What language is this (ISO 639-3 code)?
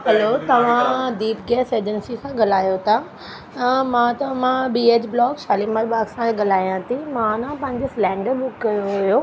snd